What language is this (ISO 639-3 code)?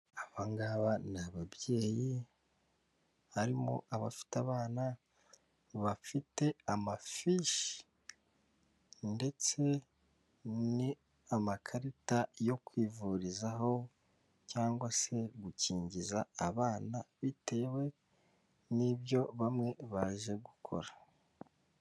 kin